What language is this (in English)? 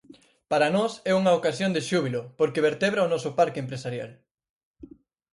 Galician